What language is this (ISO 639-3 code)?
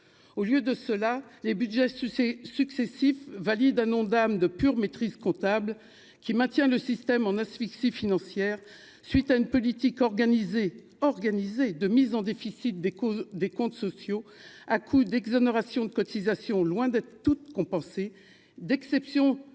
fra